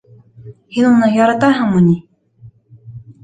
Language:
Bashkir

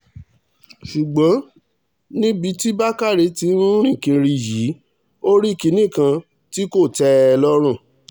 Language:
Yoruba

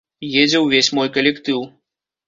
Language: Belarusian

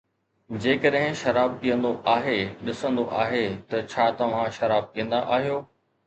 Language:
Sindhi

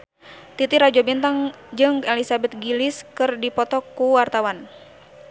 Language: Sundanese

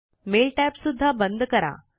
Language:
Marathi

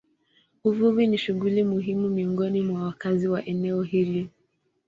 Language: Swahili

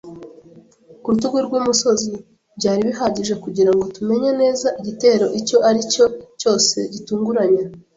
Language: Kinyarwanda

